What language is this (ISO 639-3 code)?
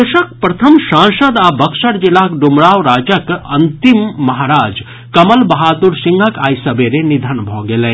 mai